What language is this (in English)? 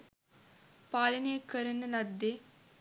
Sinhala